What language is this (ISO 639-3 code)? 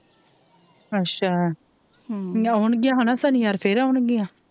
pan